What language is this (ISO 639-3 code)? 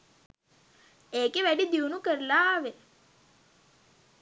sin